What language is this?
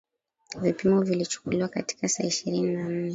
Swahili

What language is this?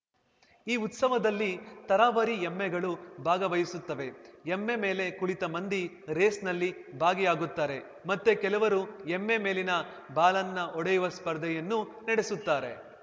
Kannada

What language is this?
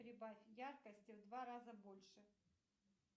Russian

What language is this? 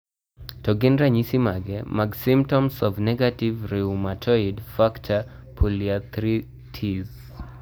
Luo (Kenya and Tanzania)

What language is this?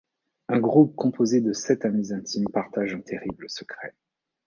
French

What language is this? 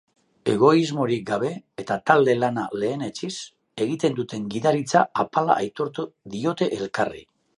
Basque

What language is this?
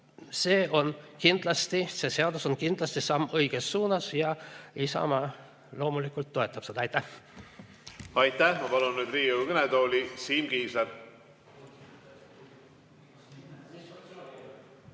Estonian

